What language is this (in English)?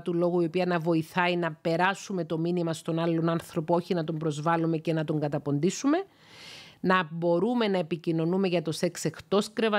Greek